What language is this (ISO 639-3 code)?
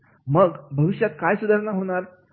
mar